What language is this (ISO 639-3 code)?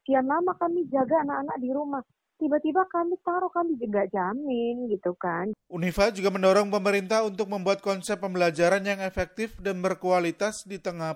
ind